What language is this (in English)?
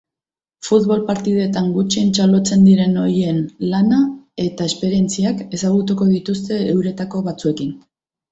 Basque